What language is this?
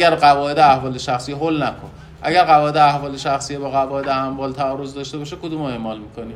Persian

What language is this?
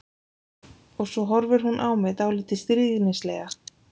Icelandic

